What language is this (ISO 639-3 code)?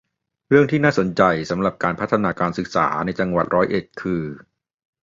tha